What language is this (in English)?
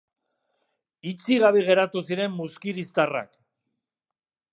Basque